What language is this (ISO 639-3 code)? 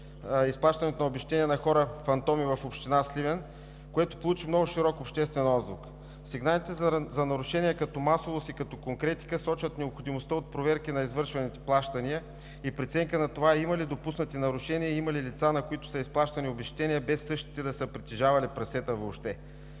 bul